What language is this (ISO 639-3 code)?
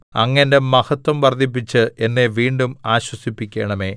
mal